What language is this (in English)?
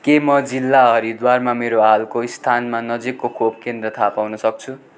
Nepali